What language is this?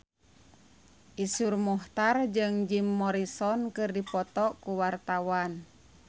Sundanese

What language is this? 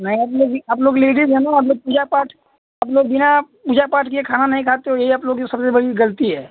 Hindi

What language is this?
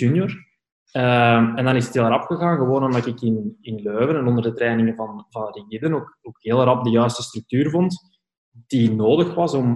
Dutch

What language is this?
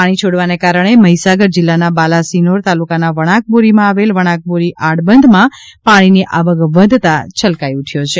Gujarati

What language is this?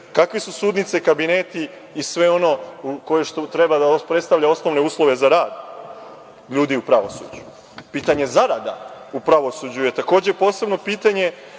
Serbian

